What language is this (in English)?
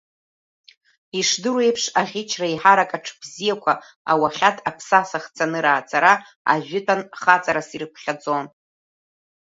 Abkhazian